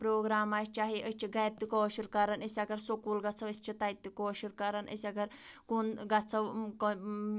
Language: Kashmiri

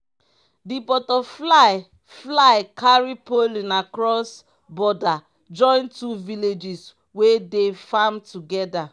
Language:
Nigerian Pidgin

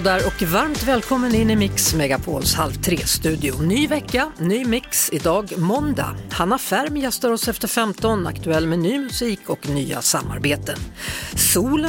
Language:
Swedish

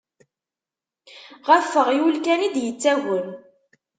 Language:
Kabyle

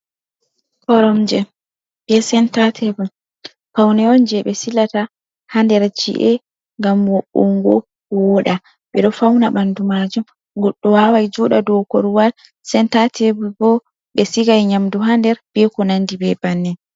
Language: Fula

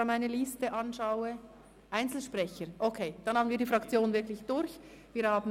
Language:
Swiss German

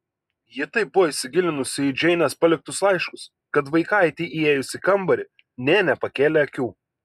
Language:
Lithuanian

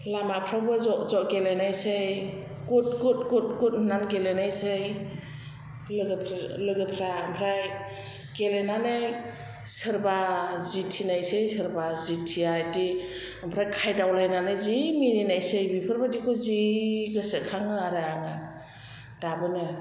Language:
Bodo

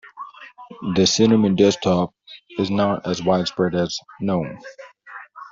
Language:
English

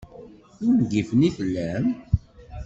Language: Kabyle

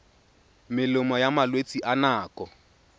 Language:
Tswana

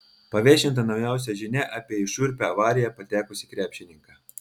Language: Lithuanian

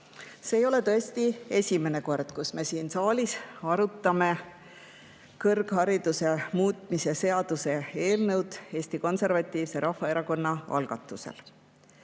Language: Estonian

